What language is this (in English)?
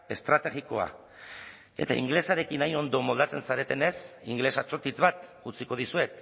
Basque